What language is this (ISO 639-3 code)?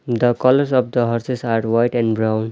eng